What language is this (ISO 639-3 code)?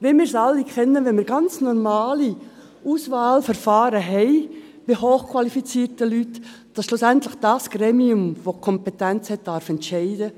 gsw